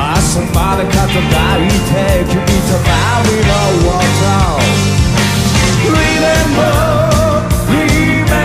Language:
Korean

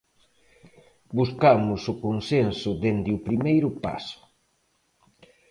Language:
Galician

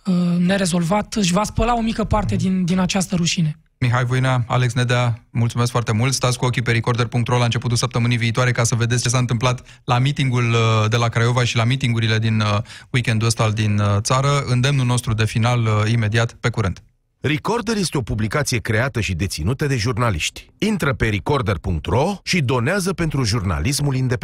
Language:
Romanian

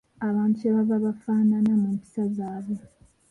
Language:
Ganda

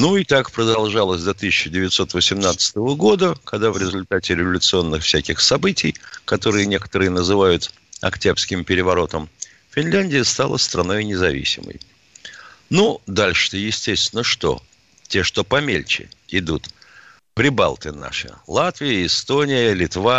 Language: Russian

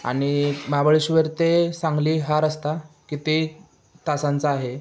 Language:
Marathi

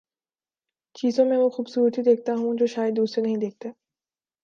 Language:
Urdu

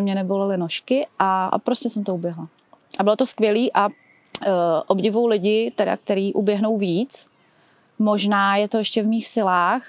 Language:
Czech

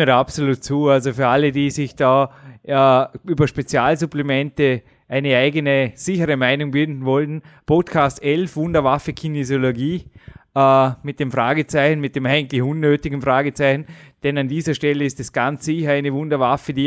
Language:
German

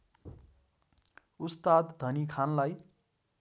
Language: Nepali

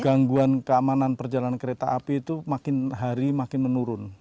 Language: Indonesian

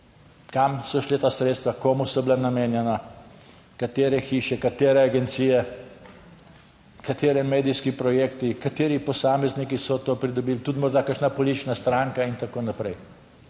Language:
Slovenian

